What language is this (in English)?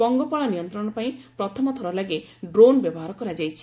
Odia